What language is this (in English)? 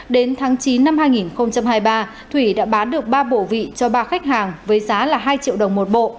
Vietnamese